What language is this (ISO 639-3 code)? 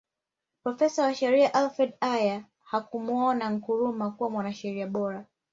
swa